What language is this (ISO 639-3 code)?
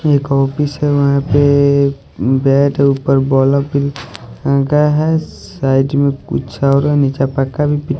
hin